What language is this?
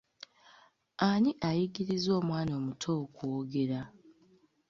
Ganda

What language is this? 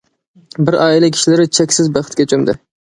Uyghur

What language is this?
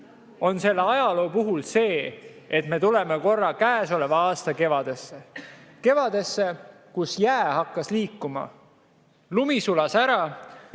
Estonian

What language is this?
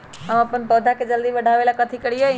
Magahi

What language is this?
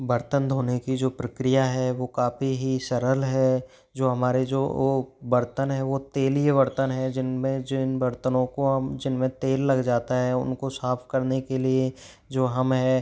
Hindi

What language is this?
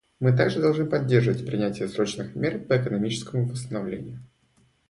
Russian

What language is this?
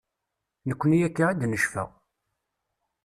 Kabyle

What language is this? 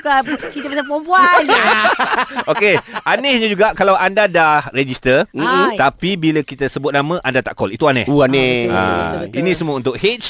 Malay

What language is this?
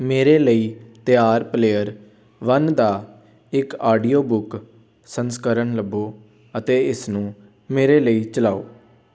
Punjabi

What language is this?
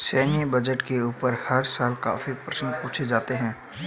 Hindi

